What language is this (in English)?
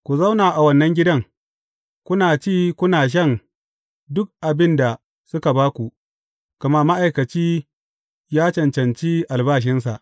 Hausa